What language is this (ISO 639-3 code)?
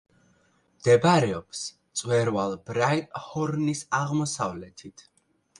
kat